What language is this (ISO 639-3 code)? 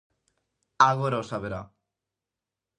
glg